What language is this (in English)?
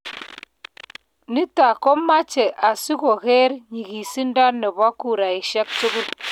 Kalenjin